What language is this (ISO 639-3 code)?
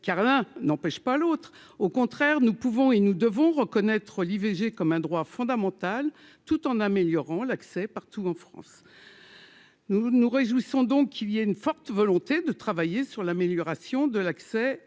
fra